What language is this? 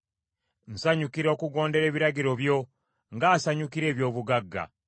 Ganda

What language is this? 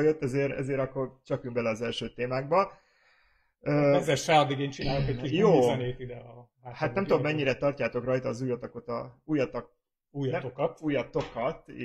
Hungarian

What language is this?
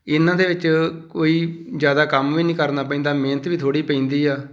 Punjabi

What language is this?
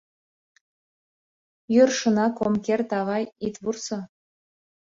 Mari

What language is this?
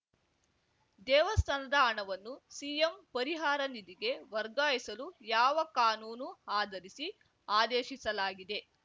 Kannada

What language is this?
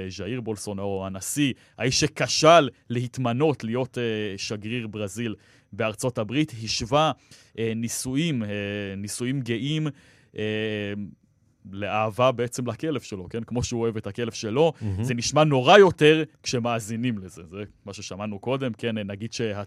Hebrew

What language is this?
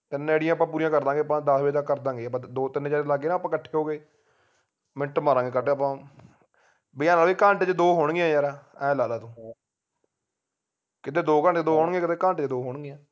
Punjabi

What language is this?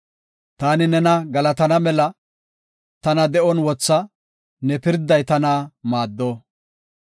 Gofa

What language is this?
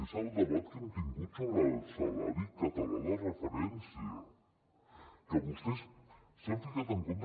Catalan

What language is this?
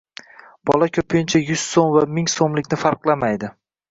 Uzbek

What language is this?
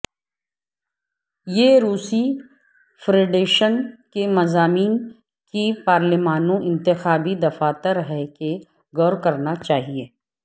Urdu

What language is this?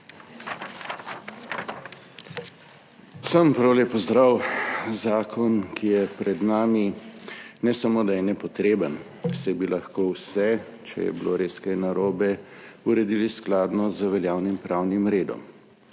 Slovenian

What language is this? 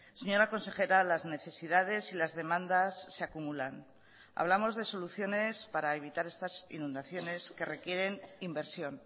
Spanish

